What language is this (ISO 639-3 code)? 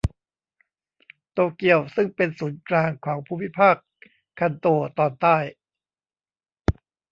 tha